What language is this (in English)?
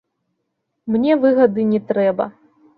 Belarusian